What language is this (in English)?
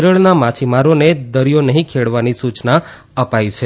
Gujarati